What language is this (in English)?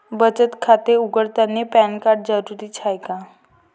Marathi